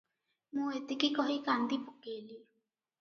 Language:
Odia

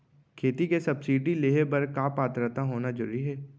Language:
Chhattisgarhi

